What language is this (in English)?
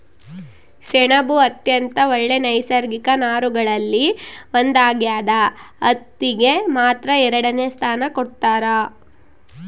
Kannada